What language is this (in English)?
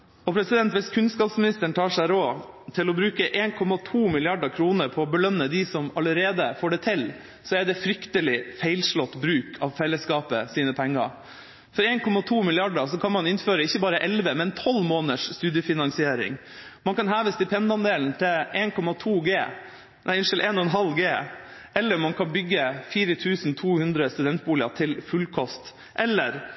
Norwegian Bokmål